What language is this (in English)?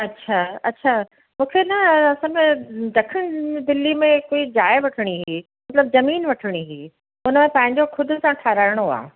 Sindhi